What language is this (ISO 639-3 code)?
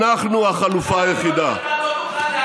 heb